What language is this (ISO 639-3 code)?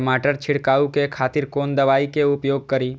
mai